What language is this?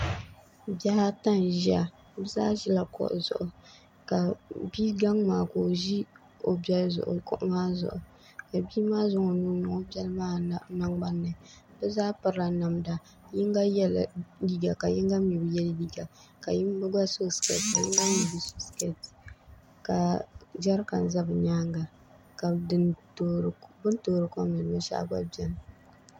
Dagbani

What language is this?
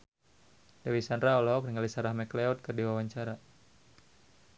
Sundanese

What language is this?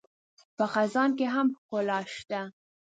Pashto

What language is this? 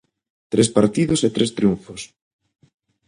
Galician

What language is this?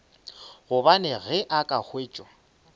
Northern Sotho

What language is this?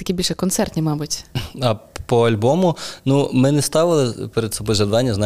Ukrainian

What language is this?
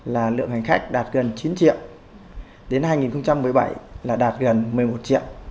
Vietnamese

